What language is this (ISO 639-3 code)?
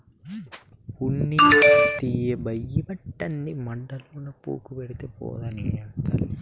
tel